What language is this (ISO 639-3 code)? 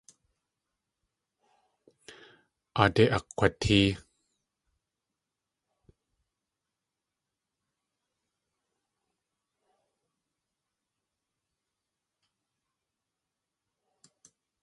tli